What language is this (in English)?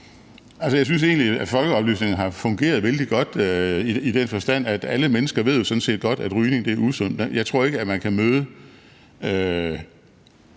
Danish